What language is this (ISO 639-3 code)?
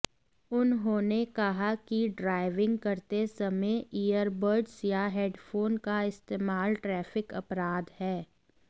hin